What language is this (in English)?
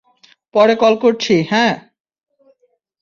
Bangla